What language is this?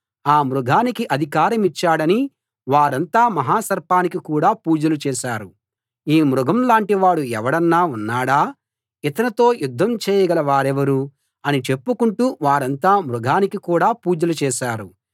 Telugu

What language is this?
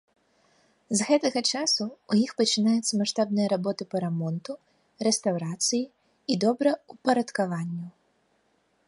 Belarusian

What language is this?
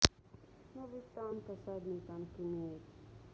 Russian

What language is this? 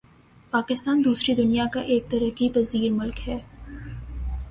Urdu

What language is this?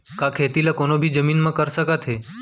Chhattisgarhi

